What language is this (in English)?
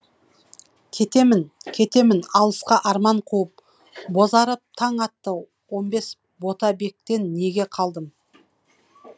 Kazakh